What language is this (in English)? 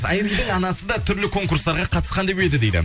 Kazakh